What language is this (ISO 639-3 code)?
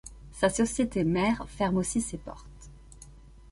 fra